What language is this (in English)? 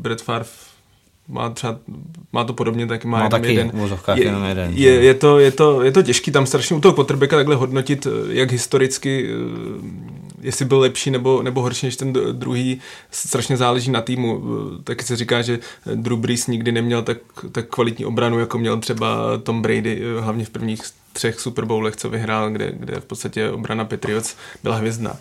Czech